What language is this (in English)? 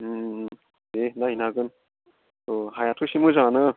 Bodo